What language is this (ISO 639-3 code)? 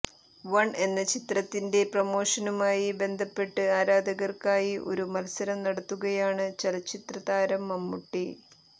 mal